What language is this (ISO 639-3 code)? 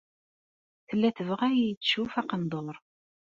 kab